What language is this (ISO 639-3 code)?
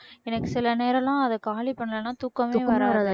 tam